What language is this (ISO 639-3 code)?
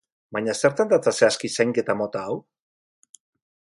eus